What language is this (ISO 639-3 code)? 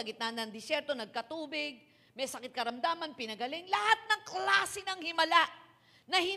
fil